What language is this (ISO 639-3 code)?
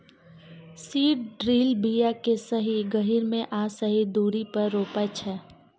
mai